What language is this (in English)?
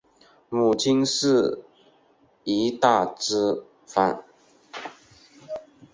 Chinese